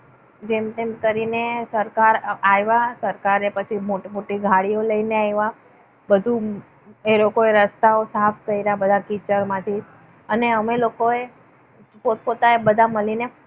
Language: Gujarati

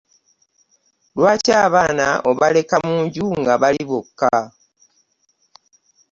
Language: Ganda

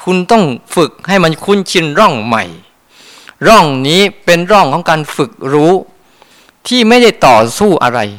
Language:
Thai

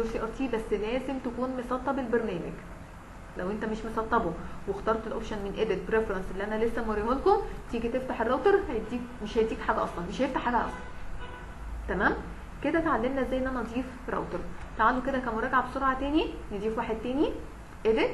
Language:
Arabic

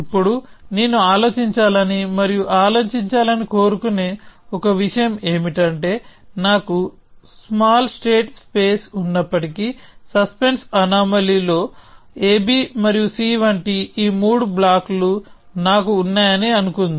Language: Telugu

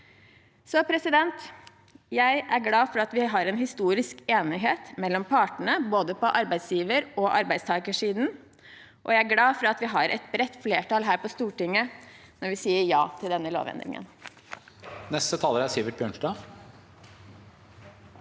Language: Norwegian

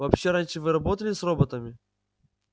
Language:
Russian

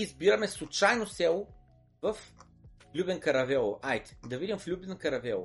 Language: Bulgarian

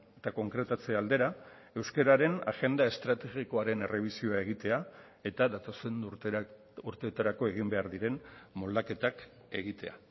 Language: Basque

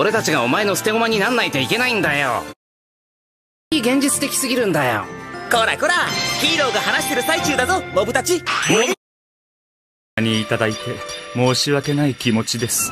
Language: Japanese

